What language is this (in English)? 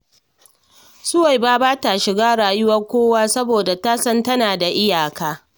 Hausa